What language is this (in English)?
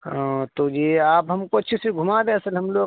Urdu